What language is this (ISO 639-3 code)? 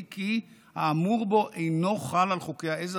heb